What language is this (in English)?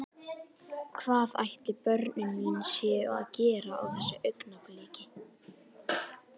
Icelandic